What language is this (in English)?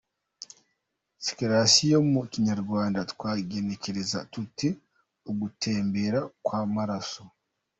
Kinyarwanda